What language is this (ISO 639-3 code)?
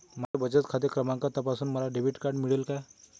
mar